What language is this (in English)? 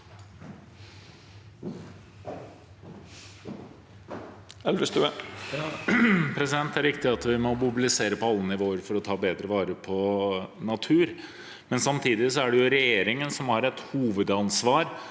Norwegian